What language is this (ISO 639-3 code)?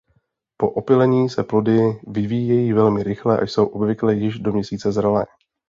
ces